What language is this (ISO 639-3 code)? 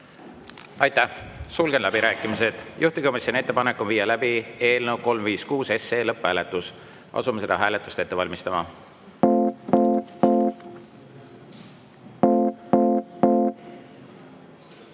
est